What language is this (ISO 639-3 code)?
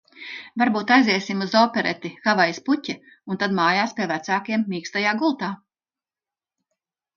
lav